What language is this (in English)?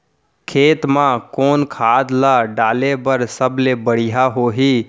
Chhattisgarhi